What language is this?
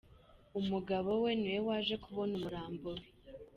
Kinyarwanda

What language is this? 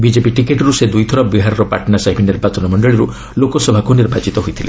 Odia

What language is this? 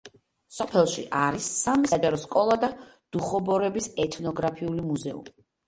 Georgian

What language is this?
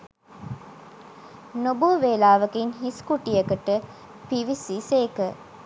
Sinhala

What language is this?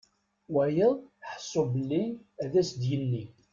Kabyle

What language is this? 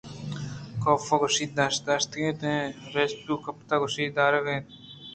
Eastern Balochi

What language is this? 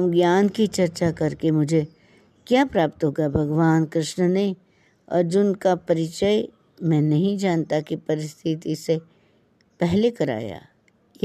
Hindi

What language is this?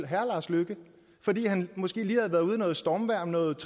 Danish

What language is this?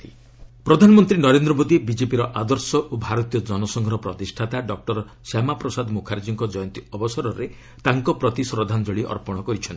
Odia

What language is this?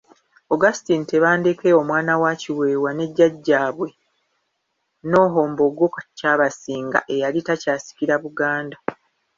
Ganda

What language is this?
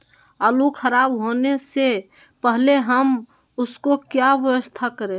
Magahi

